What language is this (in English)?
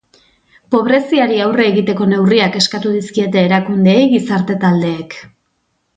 Basque